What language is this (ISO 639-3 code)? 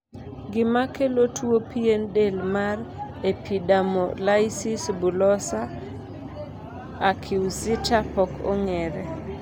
luo